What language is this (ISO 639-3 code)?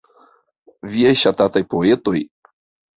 epo